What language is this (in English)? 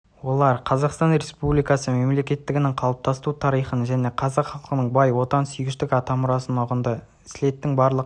Kazakh